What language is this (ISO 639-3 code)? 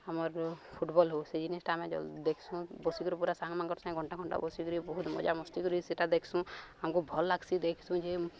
ori